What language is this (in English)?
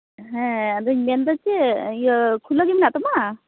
Santali